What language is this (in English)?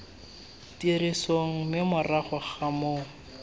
Tswana